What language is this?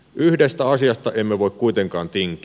Finnish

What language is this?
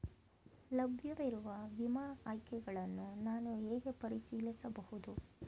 Kannada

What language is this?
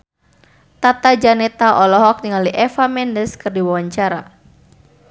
Sundanese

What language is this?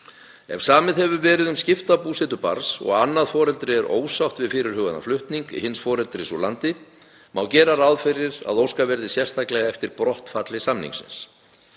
Icelandic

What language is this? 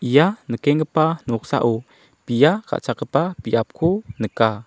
Garo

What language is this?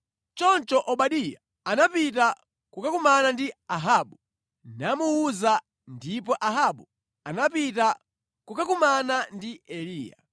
Nyanja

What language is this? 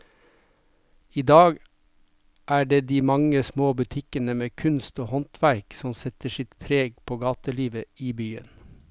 Norwegian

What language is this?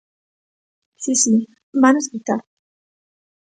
Galician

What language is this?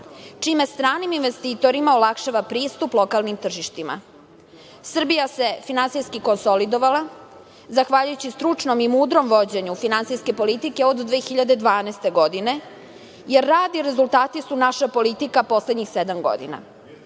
Serbian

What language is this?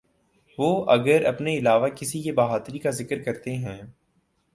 Urdu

